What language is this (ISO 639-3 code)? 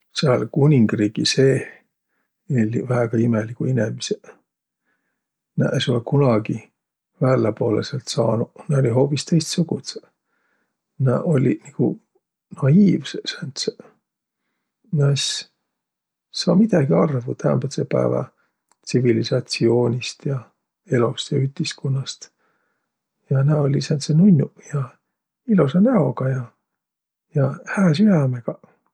vro